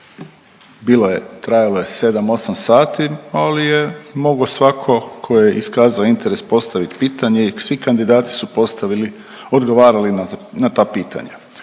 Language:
Croatian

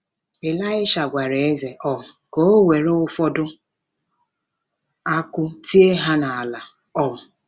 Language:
Igbo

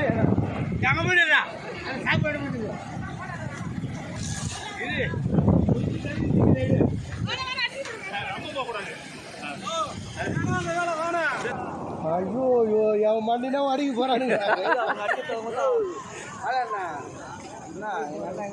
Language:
Tamil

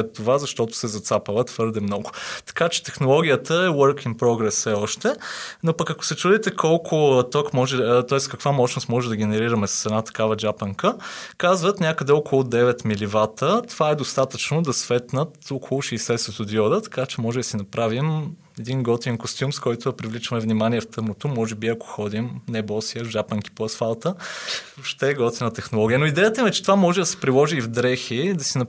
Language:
Bulgarian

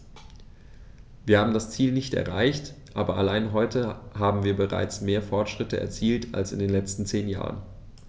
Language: German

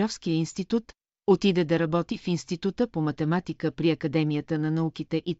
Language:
Bulgarian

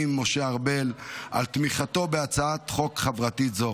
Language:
Hebrew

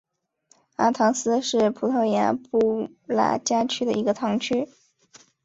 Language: Chinese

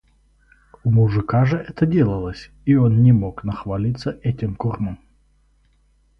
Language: Russian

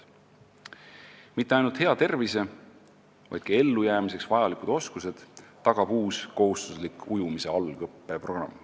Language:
Estonian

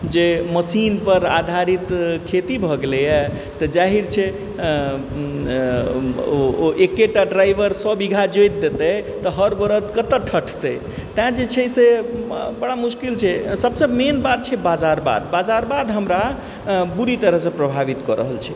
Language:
Maithili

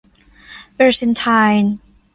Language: Thai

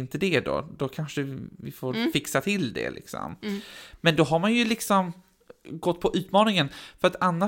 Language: Swedish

